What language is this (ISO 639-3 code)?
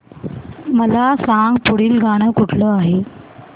mar